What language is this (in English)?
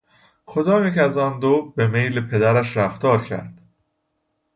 Persian